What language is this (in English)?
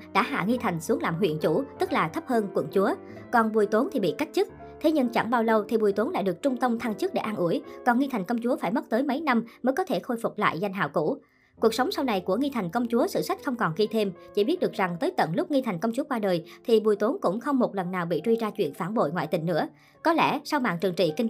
Vietnamese